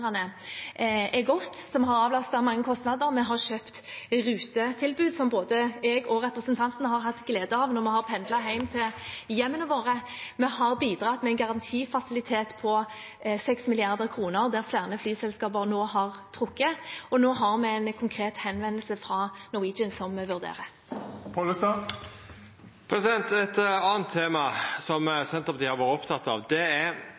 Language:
Norwegian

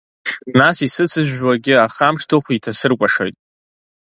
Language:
Abkhazian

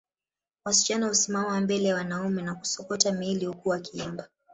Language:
Swahili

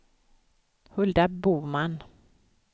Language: Swedish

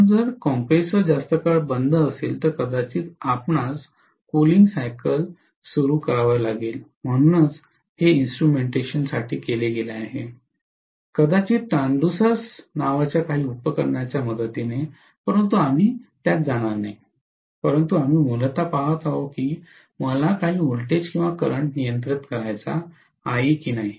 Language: Marathi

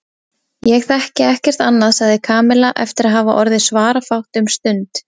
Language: Icelandic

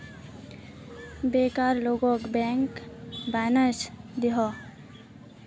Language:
Magahi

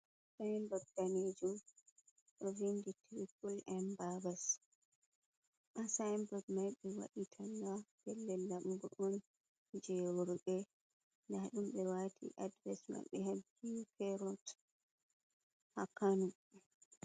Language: Fula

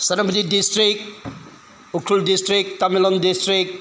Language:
Manipuri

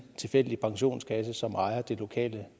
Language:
Danish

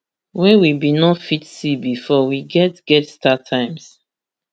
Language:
Nigerian Pidgin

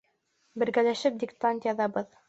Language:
Bashkir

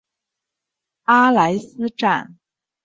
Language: Chinese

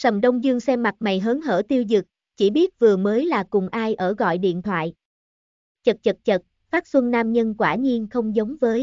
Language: Vietnamese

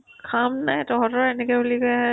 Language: Assamese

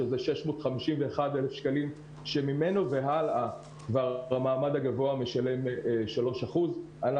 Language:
Hebrew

